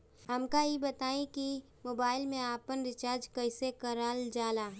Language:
Bhojpuri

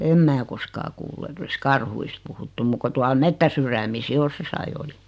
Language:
Finnish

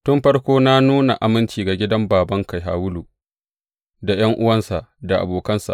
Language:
Hausa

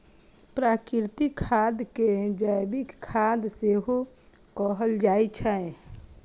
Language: Maithili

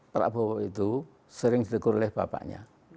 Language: Indonesian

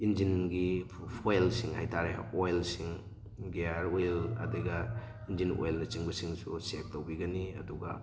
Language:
Manipuri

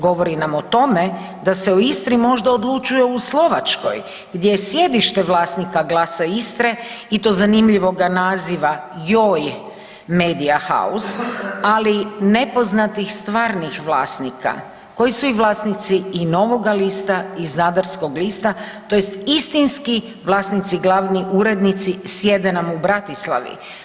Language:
Croatian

